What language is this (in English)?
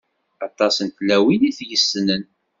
Kabyle